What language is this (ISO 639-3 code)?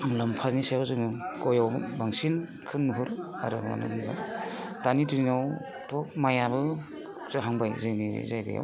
brx